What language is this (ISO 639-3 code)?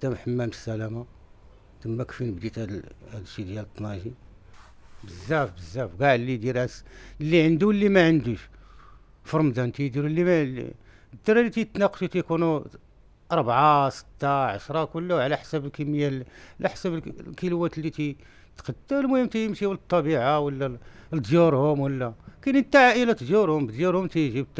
ara